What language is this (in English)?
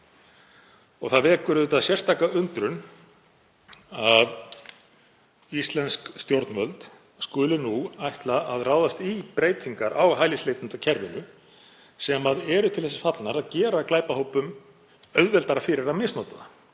Icelandic